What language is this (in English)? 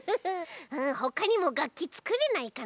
Japanese